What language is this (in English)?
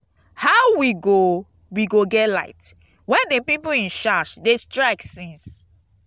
Nigerian Pidgin